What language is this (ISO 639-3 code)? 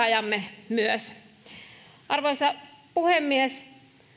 fin